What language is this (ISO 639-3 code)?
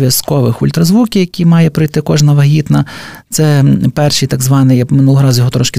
ukr